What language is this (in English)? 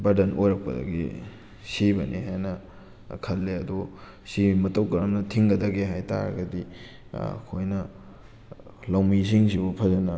Manipuri